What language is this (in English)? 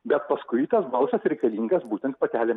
Lithuanian